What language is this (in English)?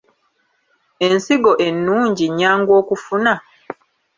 Ganda